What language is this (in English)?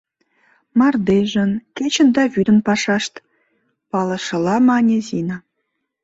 Mari